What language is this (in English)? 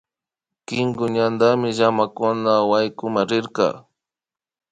Imbabura Highland Quichua